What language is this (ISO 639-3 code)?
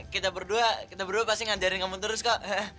ind